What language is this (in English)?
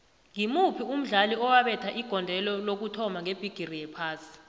South Ndebele